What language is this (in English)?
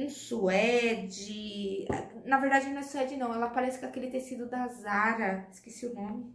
Portuguese